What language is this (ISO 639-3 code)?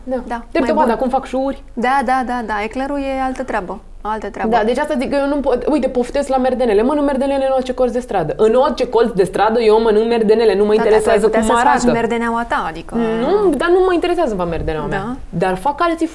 ron